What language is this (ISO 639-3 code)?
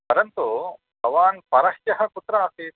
san